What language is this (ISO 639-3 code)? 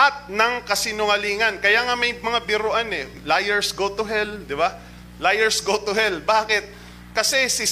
fil